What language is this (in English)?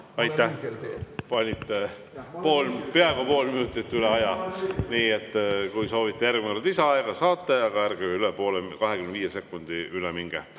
Estonian